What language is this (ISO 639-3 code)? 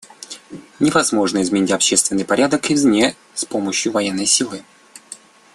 rus